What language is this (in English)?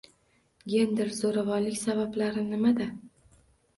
Uzbek